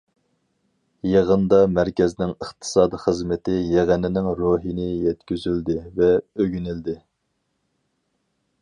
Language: Uyghur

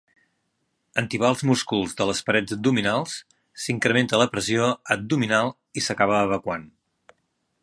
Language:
Catalan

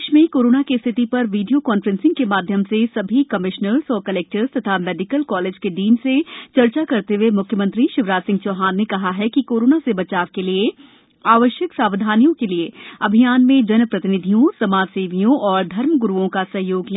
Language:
Hindi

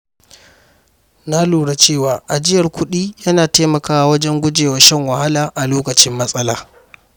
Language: Hausa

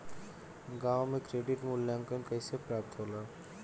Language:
Bhojpuri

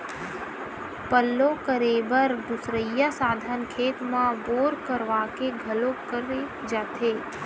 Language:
Chhattisgarhi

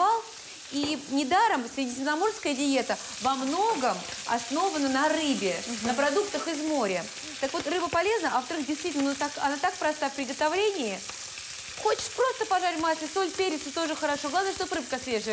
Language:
Russian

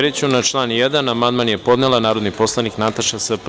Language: Serbian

